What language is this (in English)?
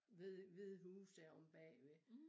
Danish